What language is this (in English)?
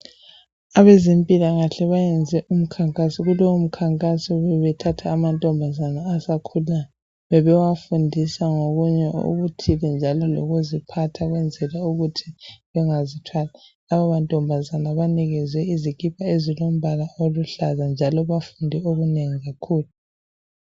North Ndebele